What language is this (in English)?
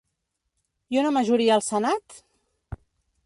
Catalan